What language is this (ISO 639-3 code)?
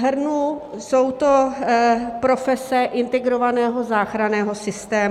ces